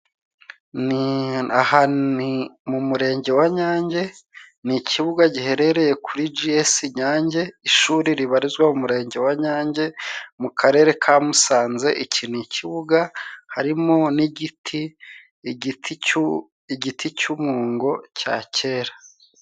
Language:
Kinyarwanda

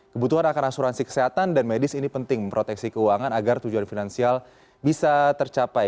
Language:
Indonesian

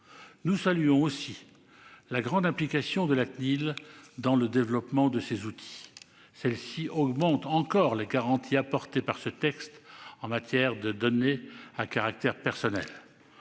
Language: French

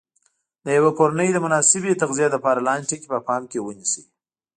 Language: Pashto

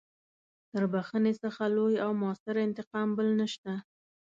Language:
Pashto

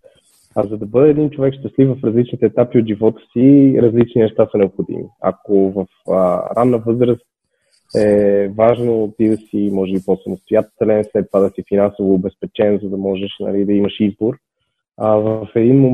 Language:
Bulgarian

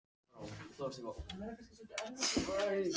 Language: Icelandic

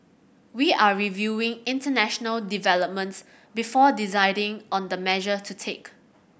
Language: English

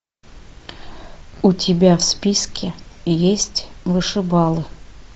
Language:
Russian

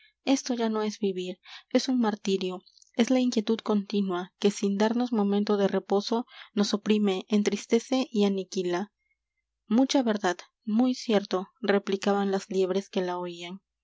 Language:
Spanish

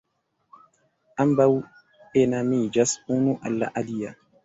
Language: Esperanto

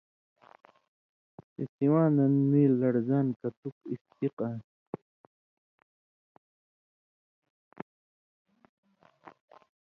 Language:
Indus Kohistani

